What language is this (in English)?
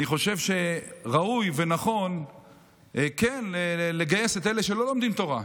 Hebrew